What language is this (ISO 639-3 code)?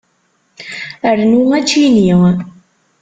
kab